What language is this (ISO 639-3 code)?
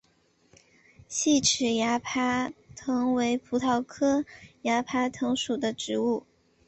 zho